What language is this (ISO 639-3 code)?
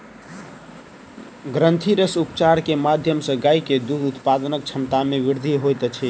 mai